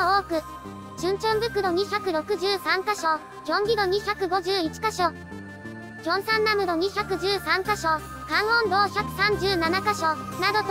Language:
Japanese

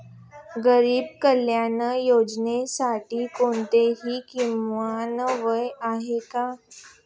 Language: Marathi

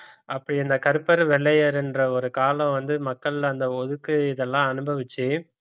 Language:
Tamil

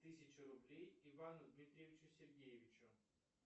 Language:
Russian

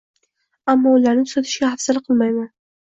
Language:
Uzbek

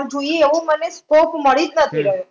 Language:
Gujarati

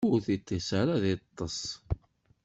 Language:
Kabyle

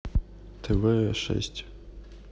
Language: Russian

